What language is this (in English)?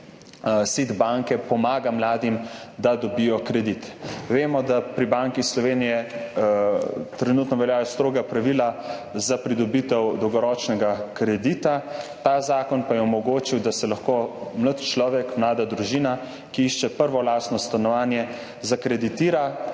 Slovenian